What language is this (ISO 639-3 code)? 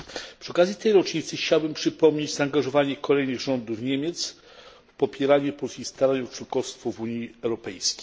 pol